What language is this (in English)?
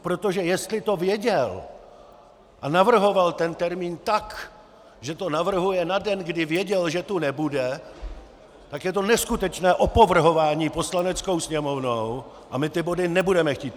Czech